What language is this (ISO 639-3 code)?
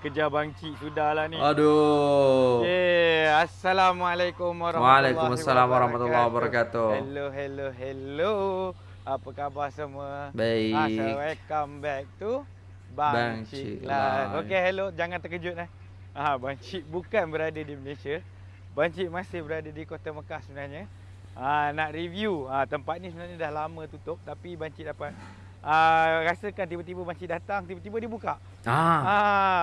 msa